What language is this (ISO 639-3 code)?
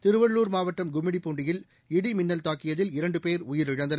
tam